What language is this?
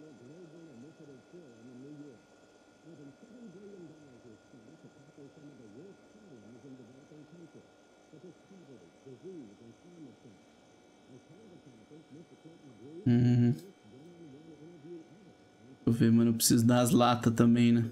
Portuguese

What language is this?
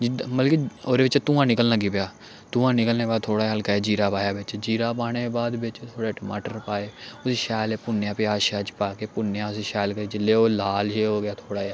Dogri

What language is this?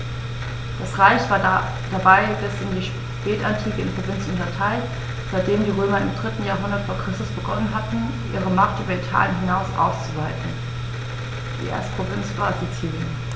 German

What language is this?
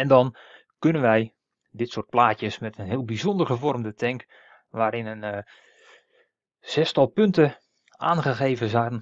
Dutch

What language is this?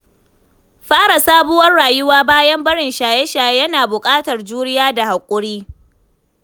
Hausa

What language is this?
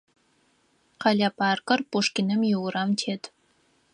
Adyghe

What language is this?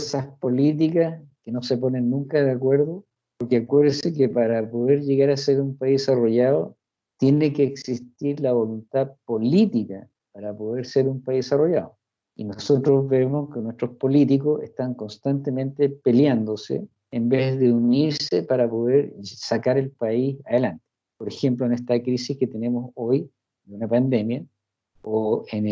Spanish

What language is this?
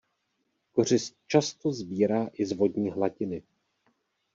Czech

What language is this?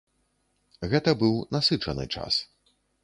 Belarusian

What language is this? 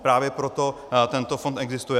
Czech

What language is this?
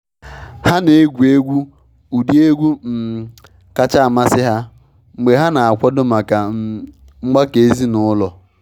Igbo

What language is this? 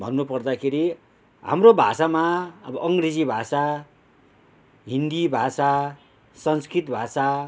Nepali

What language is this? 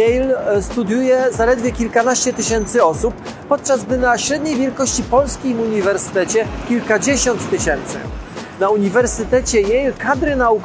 Polish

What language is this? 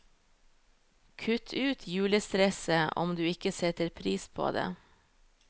Norwegian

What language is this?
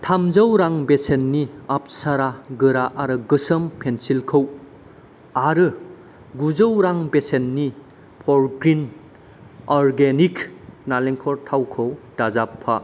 Bodo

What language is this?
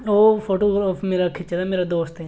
Dogri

